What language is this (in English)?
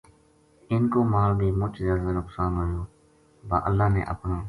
Gujari